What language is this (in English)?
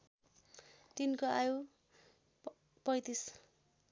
Nepali